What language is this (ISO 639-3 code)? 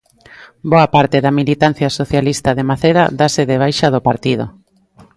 glg